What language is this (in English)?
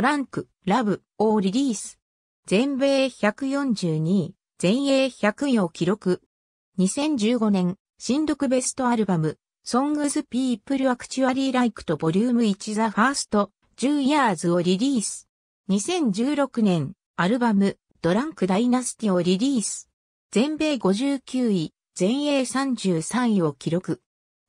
Japanese